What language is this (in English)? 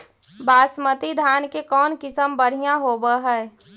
Magahi